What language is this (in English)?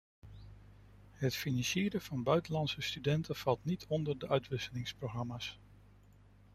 Dutch